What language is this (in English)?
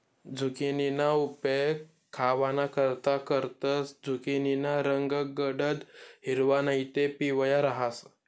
Marathi